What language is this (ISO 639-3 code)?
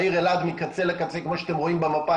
heb